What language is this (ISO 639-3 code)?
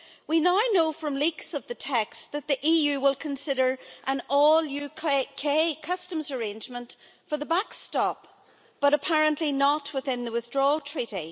eng